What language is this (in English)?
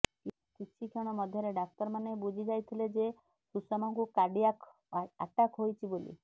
Odia